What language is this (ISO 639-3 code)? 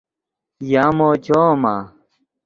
ydg